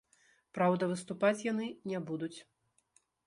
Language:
Belarusian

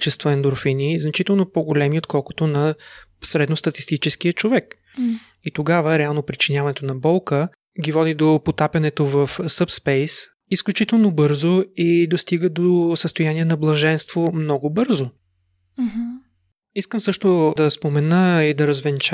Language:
Bulgarian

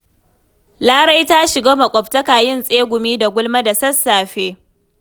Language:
Hausa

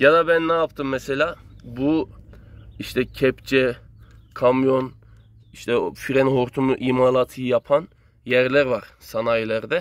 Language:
Turkish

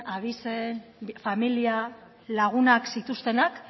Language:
Basque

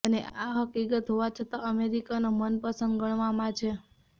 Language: Gujarati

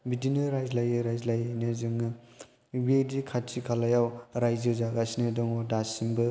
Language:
Bodo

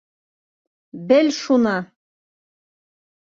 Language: Bashkir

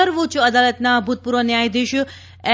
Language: Gujarati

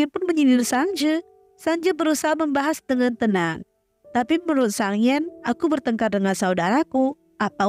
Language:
Indonesian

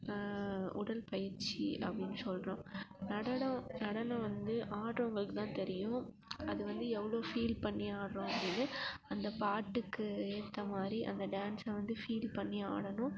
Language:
Tamil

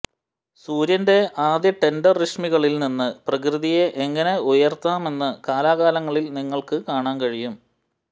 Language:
Malayalam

